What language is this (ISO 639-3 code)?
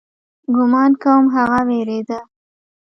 pus